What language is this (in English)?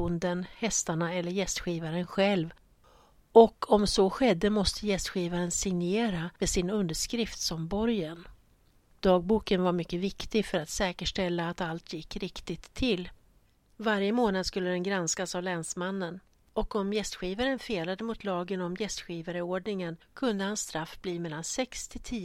Swedish